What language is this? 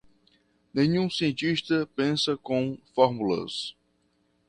Portuguese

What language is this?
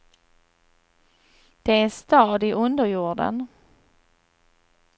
Swedish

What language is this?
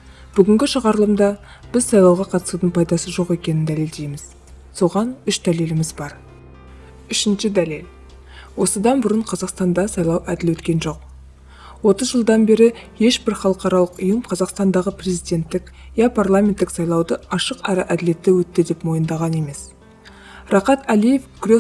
Kazakh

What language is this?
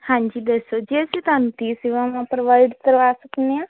Punjabi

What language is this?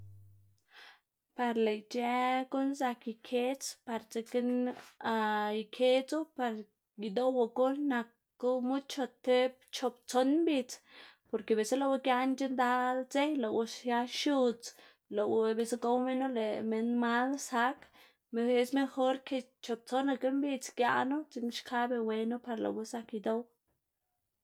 Xanaguía Zapotec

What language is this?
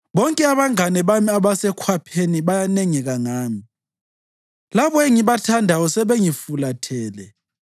North Ndebele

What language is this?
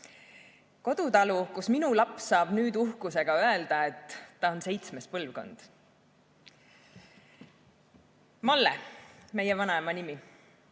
Estonian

